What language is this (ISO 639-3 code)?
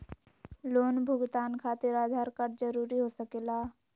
mag